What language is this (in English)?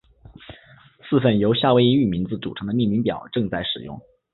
Chinese